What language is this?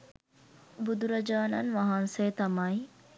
Sinhala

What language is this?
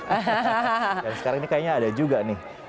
Indonesian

